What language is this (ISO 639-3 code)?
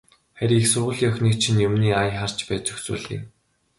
mon